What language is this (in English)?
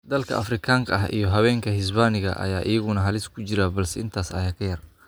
Somali